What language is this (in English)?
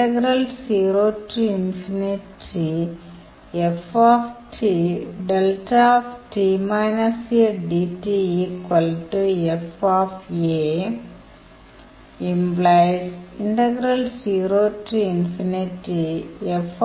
Tamil